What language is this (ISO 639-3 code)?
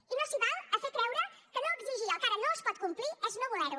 cat